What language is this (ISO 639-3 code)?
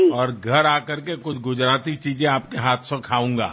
guj